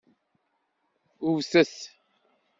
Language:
Kabyle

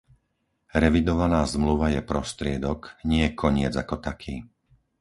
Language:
Slovak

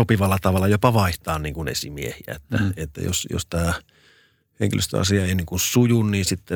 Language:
Finnish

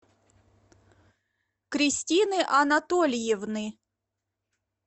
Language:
Russian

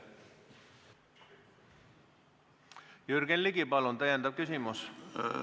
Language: Estonian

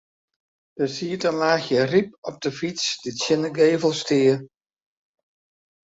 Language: Western Frisian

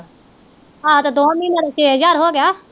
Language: Punjabi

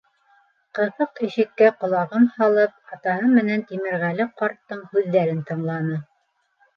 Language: Bashkir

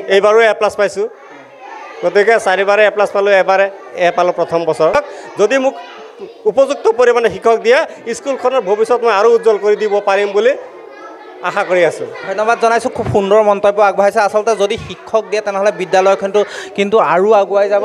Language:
Bangla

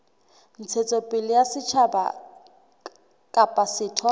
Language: Southern Sotho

